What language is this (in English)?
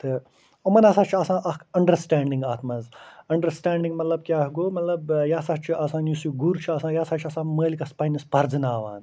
Kashmiri